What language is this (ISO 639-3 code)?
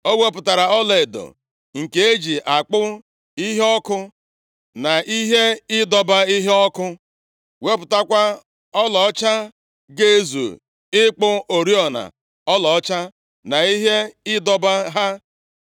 ibo